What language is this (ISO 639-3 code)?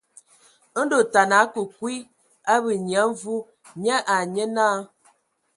ewo